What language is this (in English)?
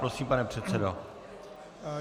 Czech